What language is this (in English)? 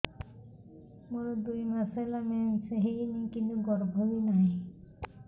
Odia